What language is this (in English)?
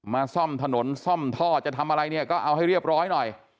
Thai